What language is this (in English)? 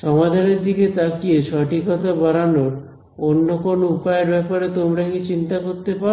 Bangla